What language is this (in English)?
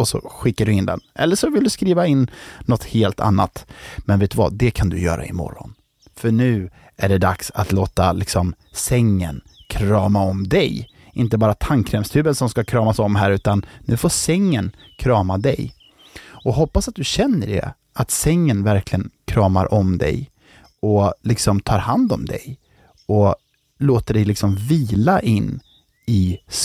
Swedish